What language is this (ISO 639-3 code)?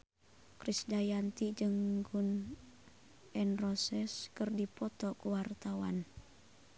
sun